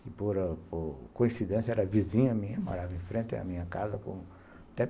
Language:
Portuguese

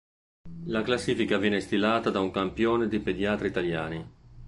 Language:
Italian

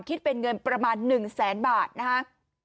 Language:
Thai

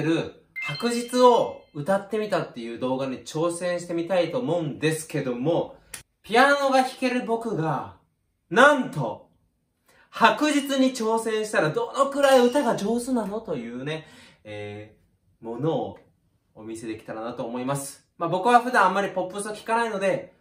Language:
Japanese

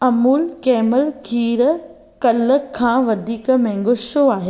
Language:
Sindhi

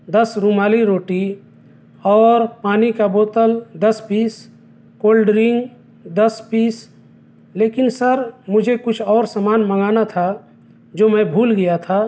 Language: Urdu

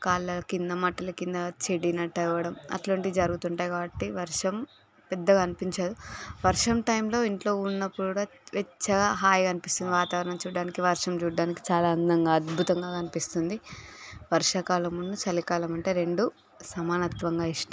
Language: Telugu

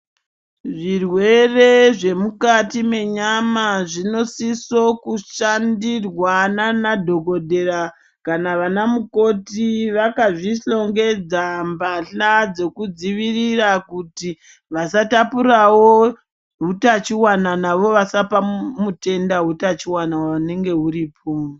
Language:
Ndau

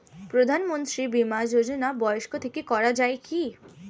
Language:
Bangla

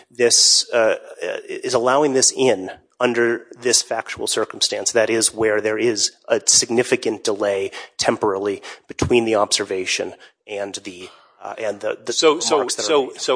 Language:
English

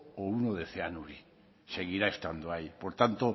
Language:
Spanish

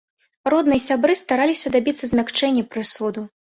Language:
Belarusian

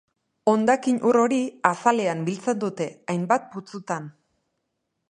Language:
Basque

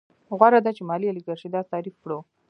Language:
Pashto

